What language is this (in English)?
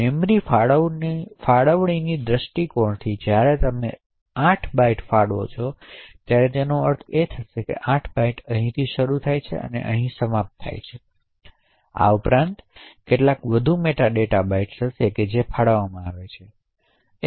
Gujarati